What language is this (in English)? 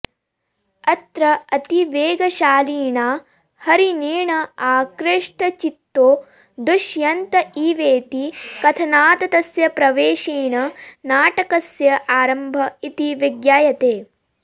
Sanskrit